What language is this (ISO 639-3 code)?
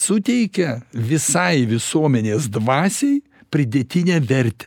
lit